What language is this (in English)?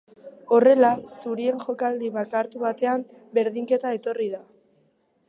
Basque